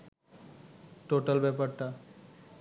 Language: Bangla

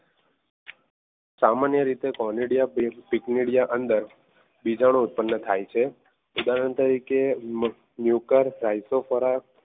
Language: Gujarati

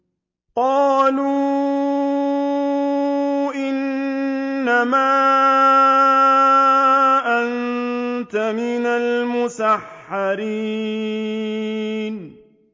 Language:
Arabic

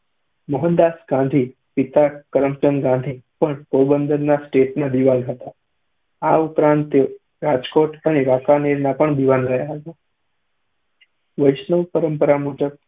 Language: Gujarati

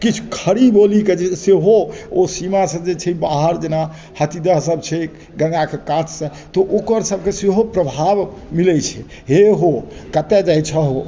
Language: Maithili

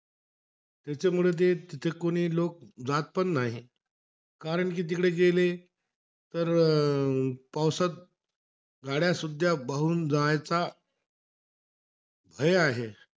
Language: Marathi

